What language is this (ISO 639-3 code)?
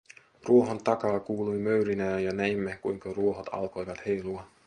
fin